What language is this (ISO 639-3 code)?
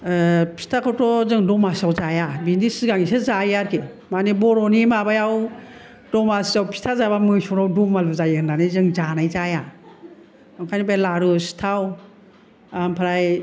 brx